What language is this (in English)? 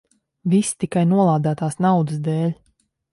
Latvian